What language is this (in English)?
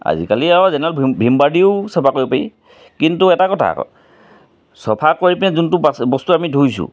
Assamese